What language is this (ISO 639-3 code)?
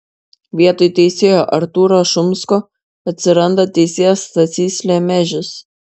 lit